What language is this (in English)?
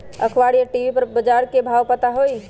Magahi